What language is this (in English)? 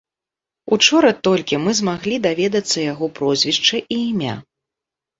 Belarusian